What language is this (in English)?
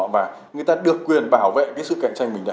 Vietnamese